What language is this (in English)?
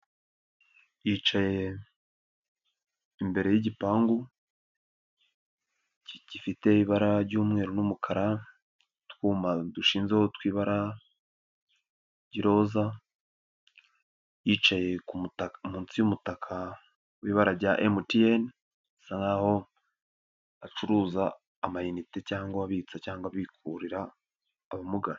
Kinyarwanda